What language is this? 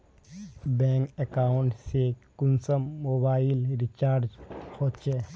Magahi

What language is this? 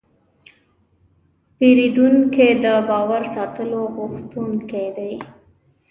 Pashto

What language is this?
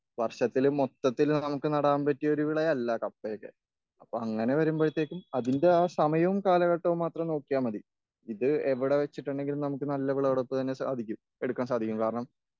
Malayalam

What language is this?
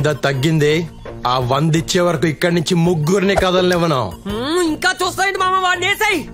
Telugu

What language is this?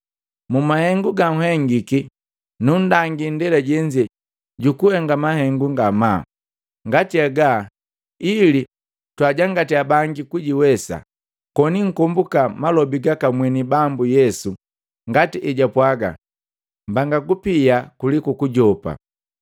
Matengo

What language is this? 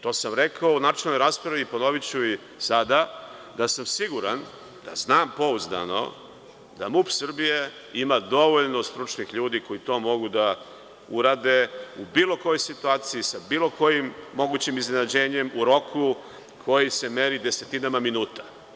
Serbian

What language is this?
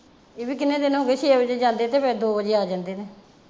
Punjabi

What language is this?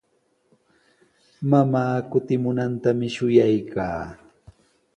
Sihuas Ancash Quechua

